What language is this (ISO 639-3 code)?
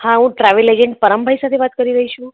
guj